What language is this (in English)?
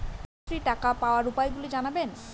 Bangla